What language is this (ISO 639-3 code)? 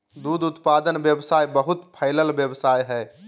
mag